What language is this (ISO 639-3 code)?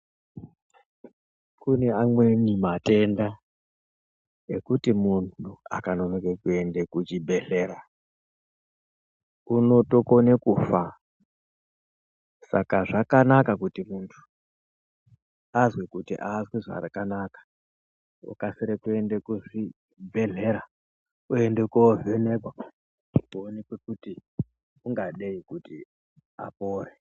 ndc